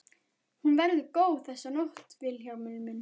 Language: Icelandic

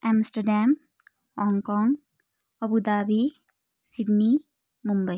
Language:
Nepali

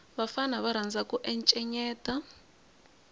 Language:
Tsonga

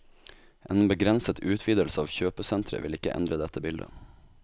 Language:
Norwegian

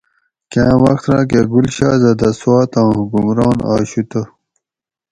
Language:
Gawri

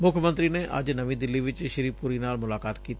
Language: Punjabi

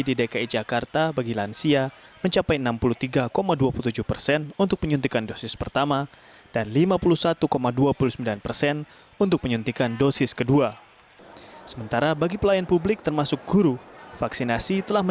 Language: Indonesian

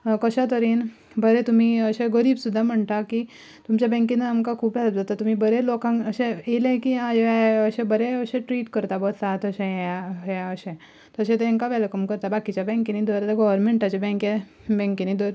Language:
Konkani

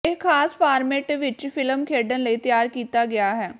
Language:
Punjabi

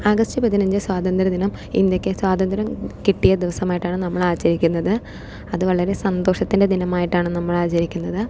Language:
Malayalam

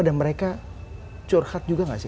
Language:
Indonesian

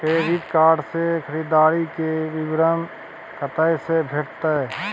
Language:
Maithili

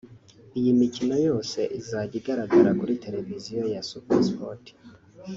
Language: Kinyarwanda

